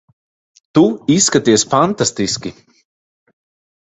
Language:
Latvian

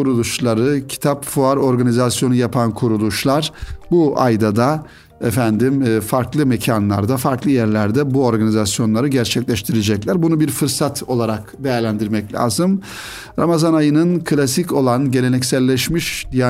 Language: Turkish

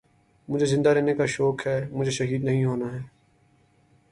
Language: Urdu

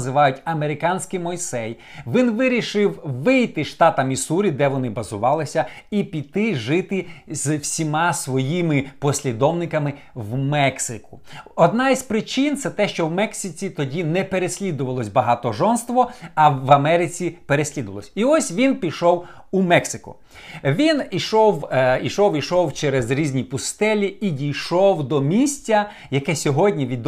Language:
Ukrainian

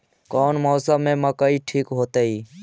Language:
Magahi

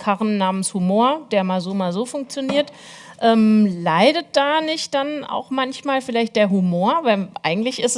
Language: German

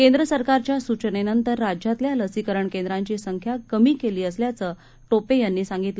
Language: Marathi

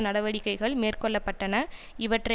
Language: Tamil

